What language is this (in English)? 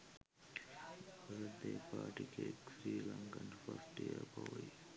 Sinhala